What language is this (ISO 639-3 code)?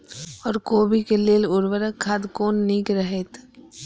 mai